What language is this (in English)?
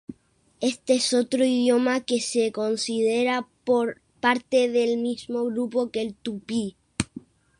Spanish